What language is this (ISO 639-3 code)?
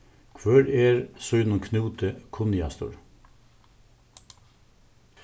fao